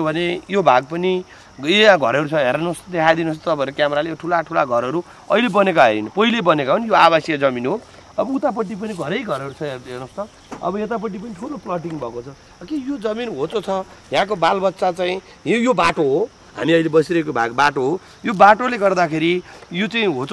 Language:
Indonesian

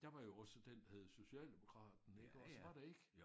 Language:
Danish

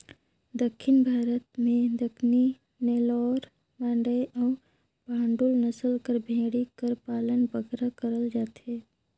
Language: Chhattisgarhi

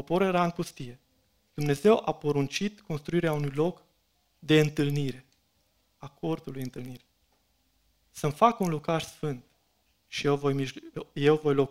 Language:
Romanian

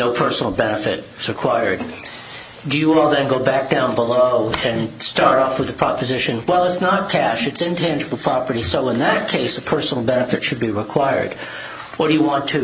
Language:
English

